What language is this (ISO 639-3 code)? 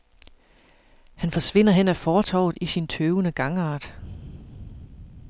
dan